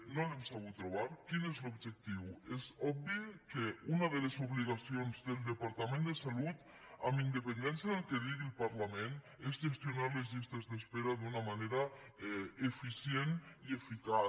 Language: Catalan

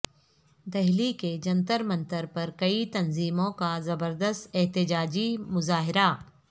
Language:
Urdu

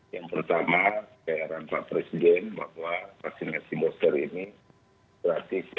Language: Indonesian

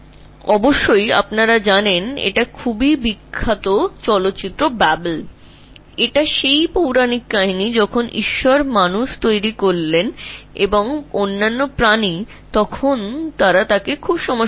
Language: Bangla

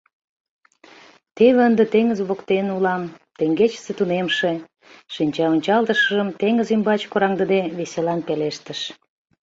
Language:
Mari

